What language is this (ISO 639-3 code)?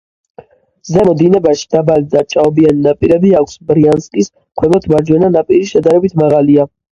kat